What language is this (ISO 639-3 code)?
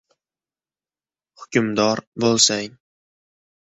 uzb